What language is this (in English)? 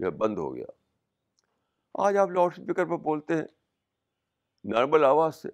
Urdu